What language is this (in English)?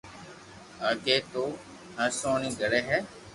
Loarki